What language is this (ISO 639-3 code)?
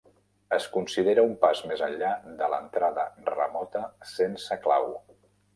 cat